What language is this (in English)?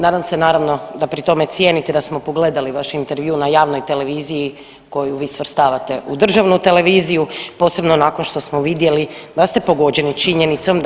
Croatian